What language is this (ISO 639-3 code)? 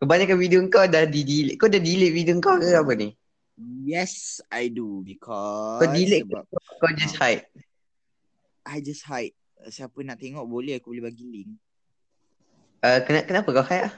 msa